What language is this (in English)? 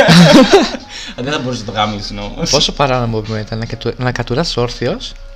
Greek